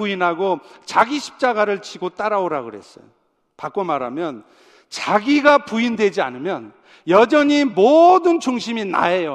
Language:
Korean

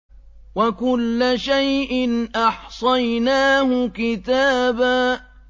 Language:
Arabic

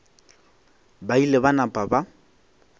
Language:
Northern Sotho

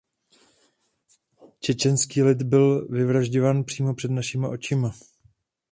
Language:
Czech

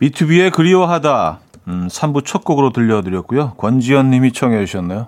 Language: Korean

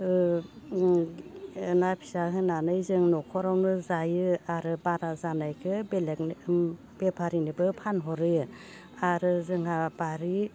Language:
Bodo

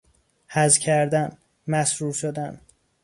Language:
Persian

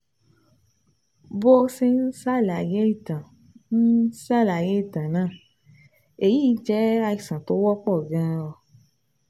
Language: Yoruba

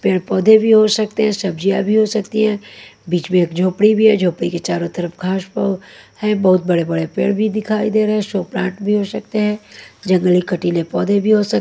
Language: Hindi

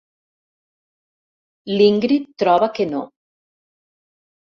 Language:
Catalan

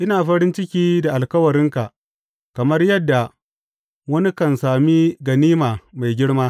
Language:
Hausa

